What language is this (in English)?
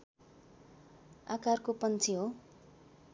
Nepali